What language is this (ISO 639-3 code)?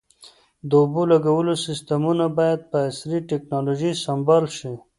pus